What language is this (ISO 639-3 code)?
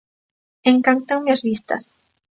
glg